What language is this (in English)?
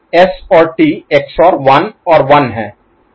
Hindi